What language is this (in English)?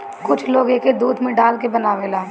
Bhojpuri